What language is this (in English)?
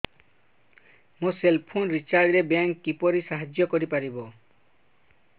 Odia